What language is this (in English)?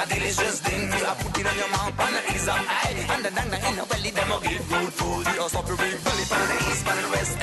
Hungarian